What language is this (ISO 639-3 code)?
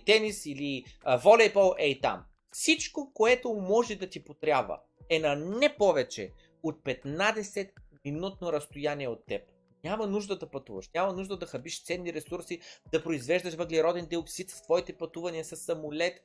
bul